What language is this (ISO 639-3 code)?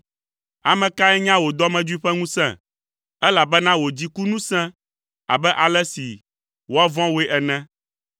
ewe